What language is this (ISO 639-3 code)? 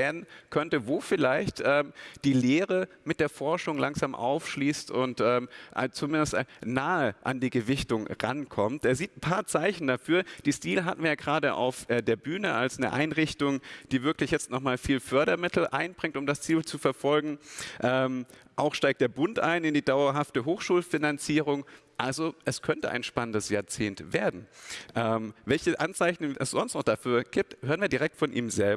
deu